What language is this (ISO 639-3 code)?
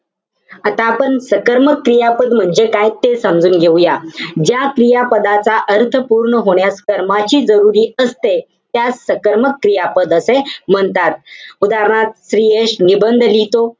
mar